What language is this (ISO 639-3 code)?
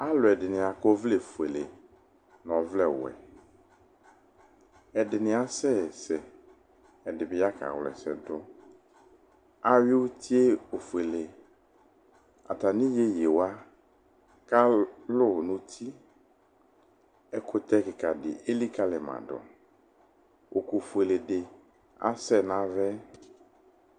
kpo